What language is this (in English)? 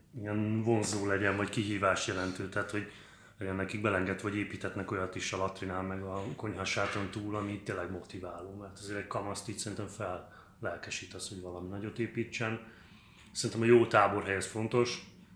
Hungarian